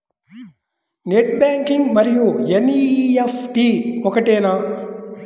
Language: Telugu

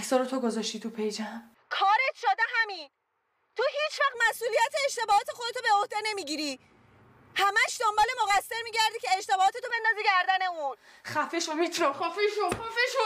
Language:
Persian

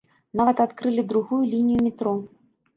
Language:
Belarusian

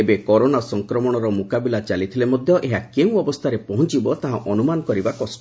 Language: Odia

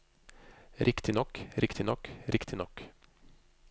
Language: Norwegian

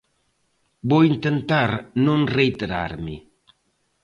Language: Galician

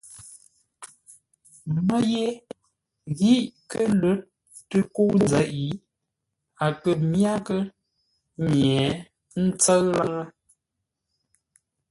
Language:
Ngombale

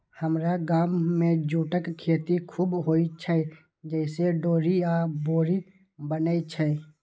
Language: Maithili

